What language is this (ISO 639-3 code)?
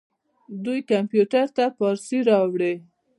pus